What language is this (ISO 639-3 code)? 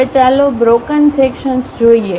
guj